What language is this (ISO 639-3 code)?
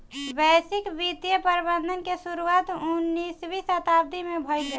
bho